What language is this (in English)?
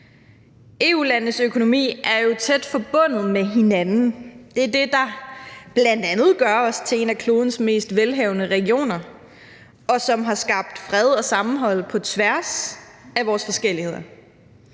Danish